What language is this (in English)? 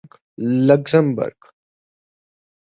Urdu